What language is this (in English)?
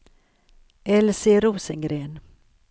Swedish